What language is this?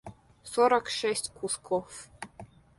Russian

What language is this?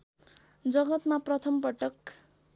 Nepali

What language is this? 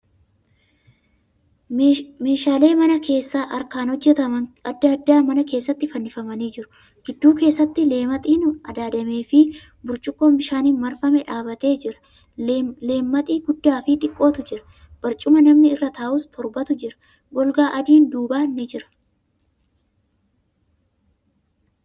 Oromo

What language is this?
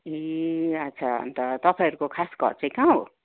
Nepali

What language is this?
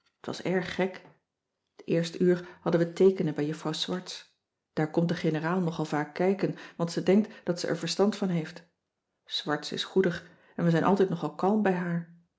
Dutch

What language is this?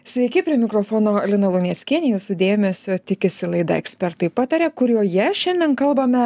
Lithuanian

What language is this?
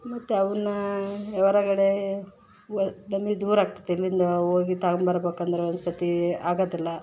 Kannada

